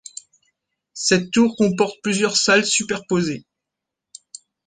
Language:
French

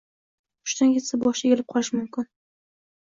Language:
Uzbek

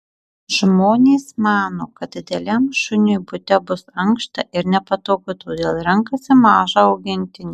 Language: Lithuanian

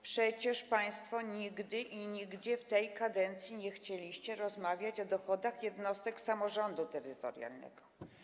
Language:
Polish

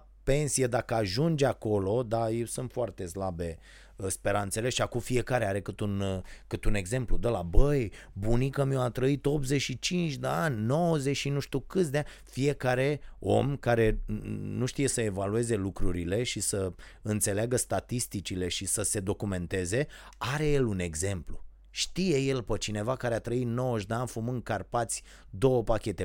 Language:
Romanian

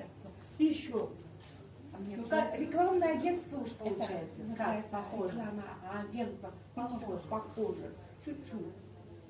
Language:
Russian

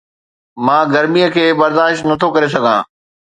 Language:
Sindhi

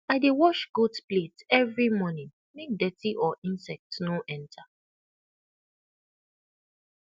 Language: Nigerian Pidgin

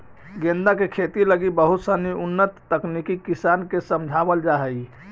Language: Magahi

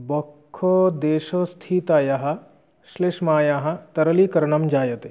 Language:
Sanskrit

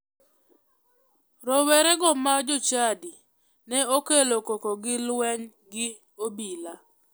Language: Luo (Kenya and Tanzania)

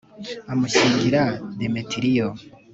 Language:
Kinyarwanda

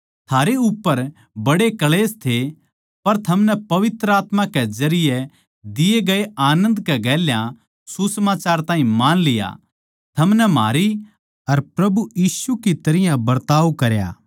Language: Haryanvi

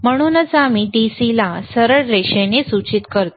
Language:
Marathi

